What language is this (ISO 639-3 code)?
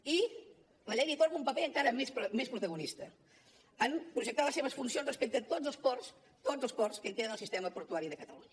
cat